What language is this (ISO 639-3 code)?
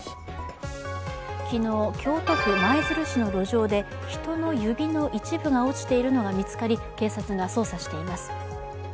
jpn